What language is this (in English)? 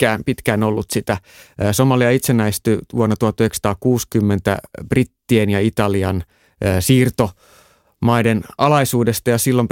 Finnish